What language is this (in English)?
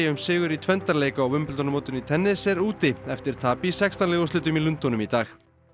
Icelandic